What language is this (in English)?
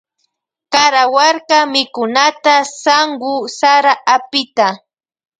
Loja Highland Quichua